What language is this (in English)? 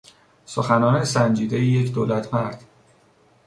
Persian